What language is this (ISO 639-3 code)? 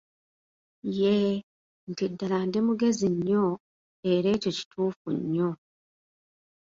lug